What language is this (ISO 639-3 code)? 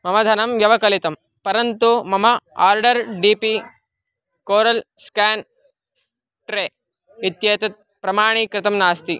san